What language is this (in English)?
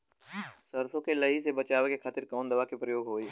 Bhojpuri